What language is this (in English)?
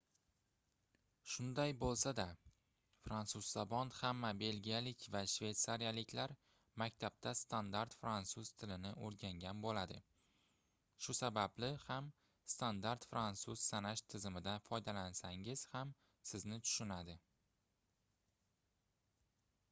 Uzbek